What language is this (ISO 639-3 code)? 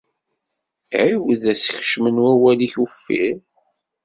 kab